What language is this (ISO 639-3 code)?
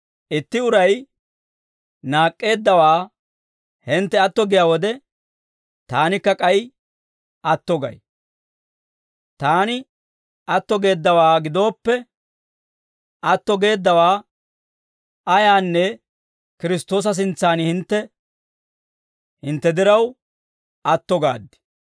dwr